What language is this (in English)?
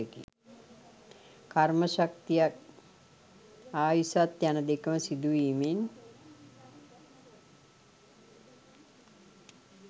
Sinhala